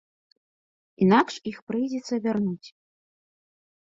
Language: Belarusian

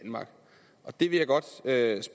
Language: Danish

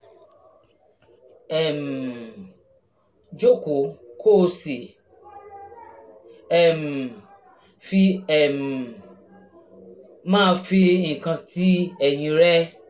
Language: Yoruba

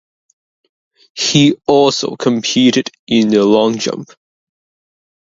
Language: English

